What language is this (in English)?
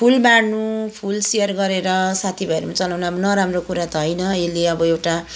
Nepali